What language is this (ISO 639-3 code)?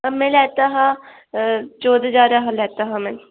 doi